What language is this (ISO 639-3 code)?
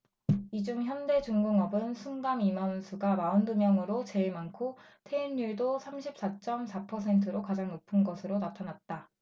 kor